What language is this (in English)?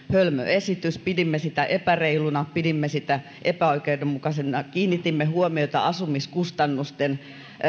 Finnish